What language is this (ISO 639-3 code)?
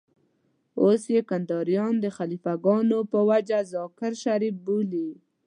pus